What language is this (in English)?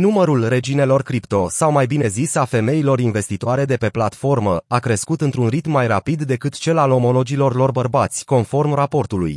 Romanian